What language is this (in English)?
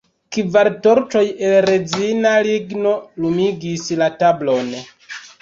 Esperanto